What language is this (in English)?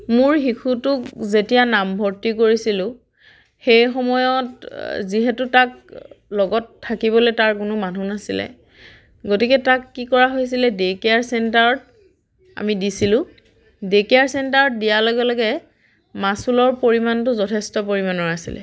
Assamese